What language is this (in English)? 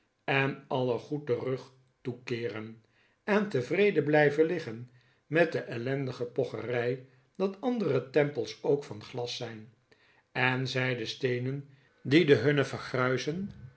Dutch